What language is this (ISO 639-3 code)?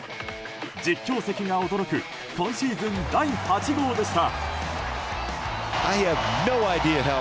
jpn